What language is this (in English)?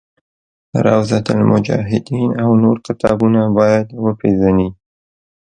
Pashto